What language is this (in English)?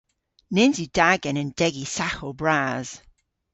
Cornish